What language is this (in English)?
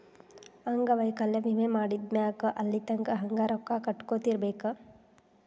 Kannada